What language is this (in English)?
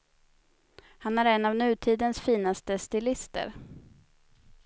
Swedish